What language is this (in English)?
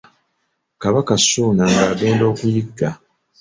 Ganda